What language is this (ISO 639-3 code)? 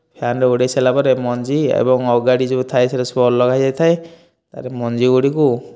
ori